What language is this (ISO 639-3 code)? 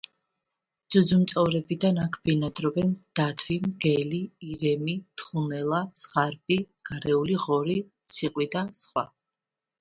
kat